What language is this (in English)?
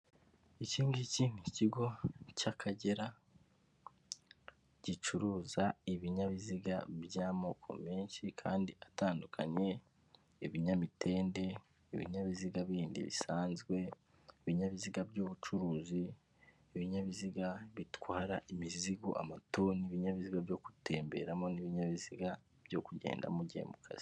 Kinyarwanda